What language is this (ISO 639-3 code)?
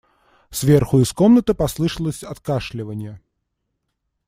rus